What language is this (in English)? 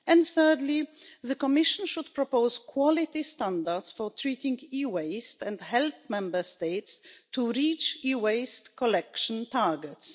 English